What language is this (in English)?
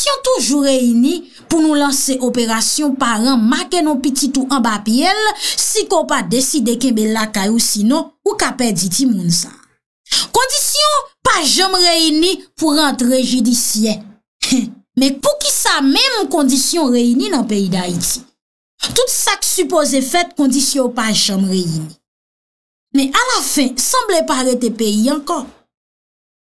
French